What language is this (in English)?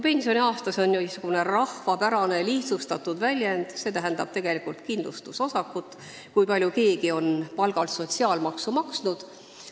Estonian